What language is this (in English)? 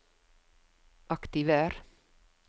Norwegian